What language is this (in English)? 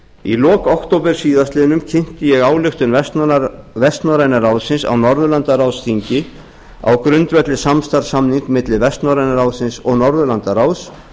Icelandic